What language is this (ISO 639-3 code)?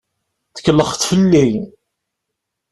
kab